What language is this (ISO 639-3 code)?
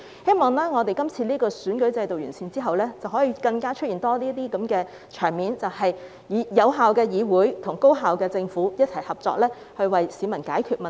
yue